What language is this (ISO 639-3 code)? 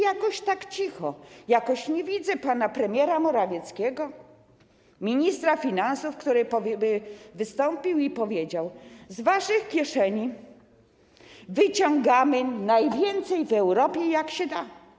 pol